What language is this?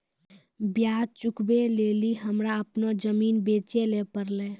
Maithili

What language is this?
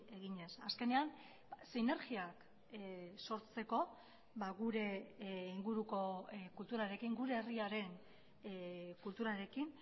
Basque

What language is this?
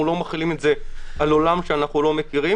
Hebrew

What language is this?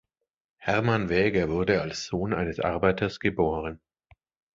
German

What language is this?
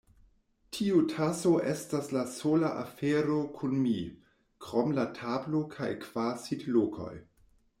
Esperanto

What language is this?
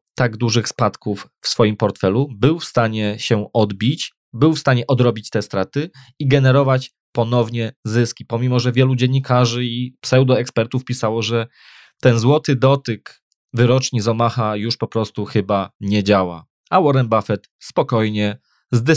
Polish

